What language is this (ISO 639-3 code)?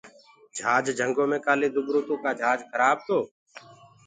ggg